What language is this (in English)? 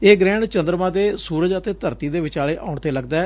Punjabi